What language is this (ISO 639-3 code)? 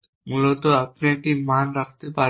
ben